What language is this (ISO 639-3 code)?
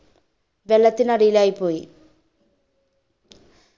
mal